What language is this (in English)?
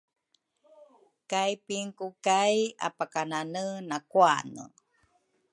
Rukai